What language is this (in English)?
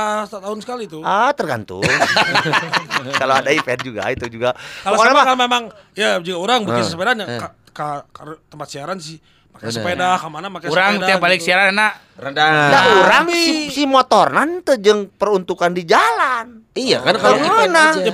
Indonesian